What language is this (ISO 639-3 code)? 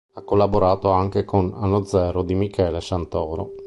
ita